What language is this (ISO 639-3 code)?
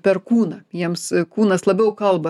lit